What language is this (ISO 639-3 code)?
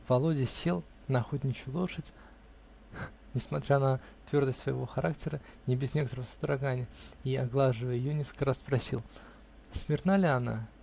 rus